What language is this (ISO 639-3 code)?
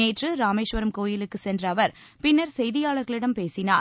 tam